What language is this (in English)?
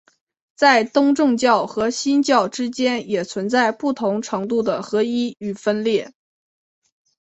Chinese